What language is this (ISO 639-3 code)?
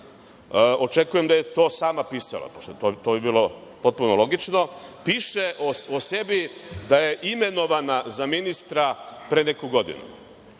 srp